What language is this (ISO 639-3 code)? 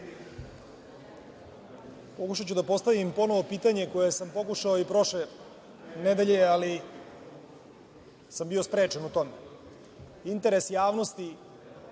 srp